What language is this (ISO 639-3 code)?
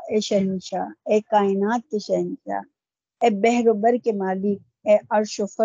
urd